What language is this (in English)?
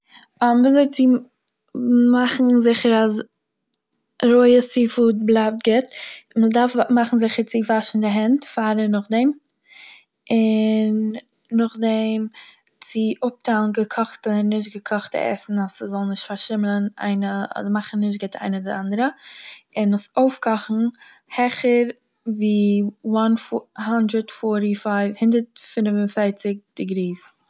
Yiddish